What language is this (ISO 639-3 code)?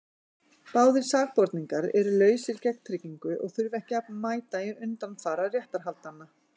isl